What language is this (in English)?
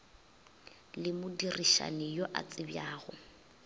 Northern Sotho